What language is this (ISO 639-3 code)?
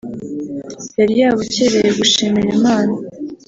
kin